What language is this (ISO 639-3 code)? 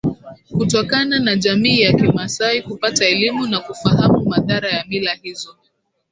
swa